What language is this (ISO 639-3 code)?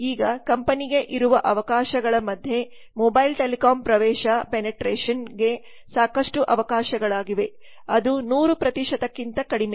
kan